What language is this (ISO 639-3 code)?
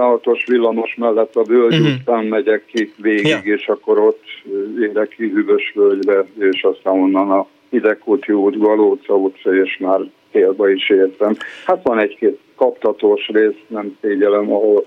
hun